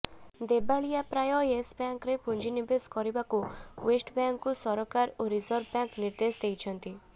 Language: Odia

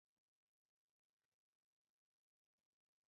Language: Chinese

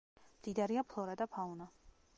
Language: Georgian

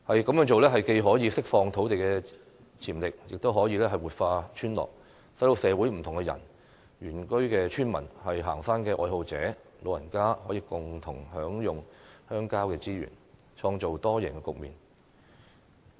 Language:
Cantonese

